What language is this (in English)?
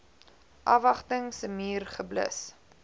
Afrikaans